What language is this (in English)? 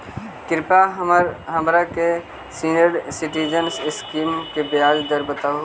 Magahi